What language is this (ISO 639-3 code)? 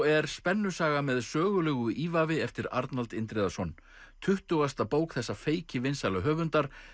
isl